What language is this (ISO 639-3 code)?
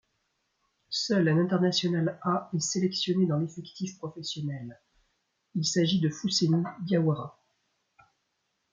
fra